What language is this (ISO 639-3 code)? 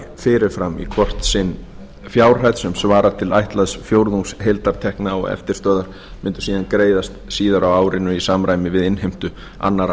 isl